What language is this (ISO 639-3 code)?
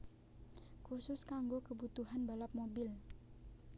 jav